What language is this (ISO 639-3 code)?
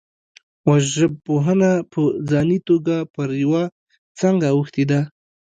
pus